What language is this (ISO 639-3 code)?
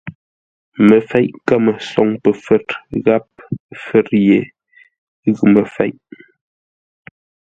nla